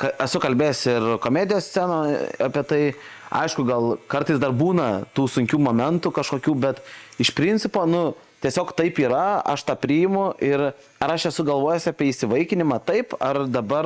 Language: Lithuanian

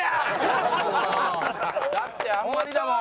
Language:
Japanese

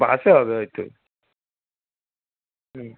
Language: Bangla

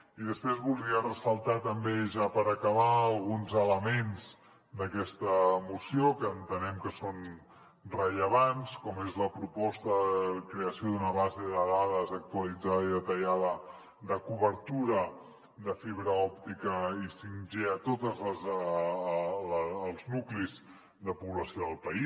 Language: Catalan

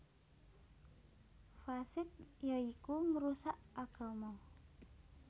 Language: Javanese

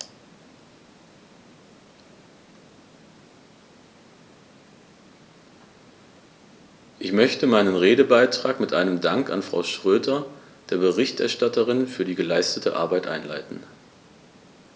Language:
German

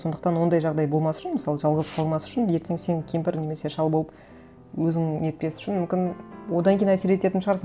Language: Kazakh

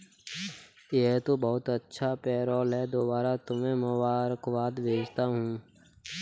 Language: Hindi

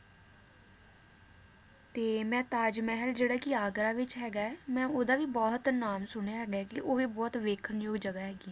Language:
Punjabi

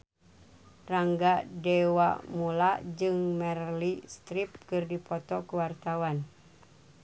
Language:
Sundanese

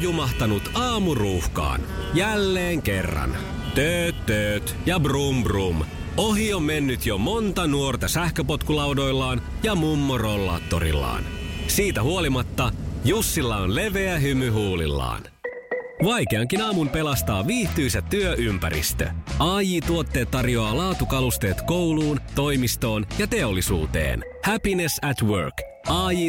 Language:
Finnish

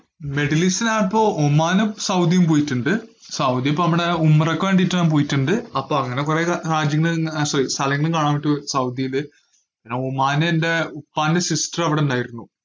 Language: Malayalam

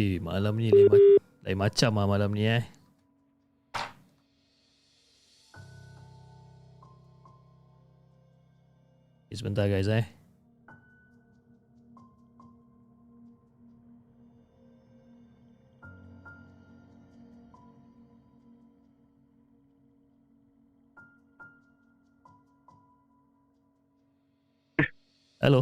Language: Malay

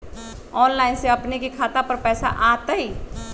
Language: Magahi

